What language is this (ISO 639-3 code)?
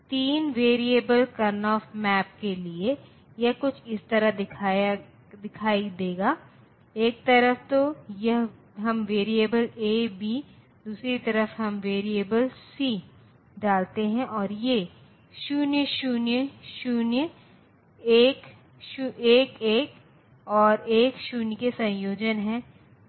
hin